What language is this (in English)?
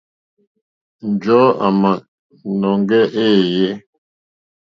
Mokpwe